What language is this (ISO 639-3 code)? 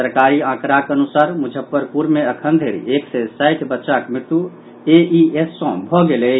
mai